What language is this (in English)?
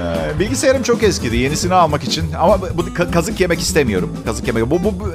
Turkish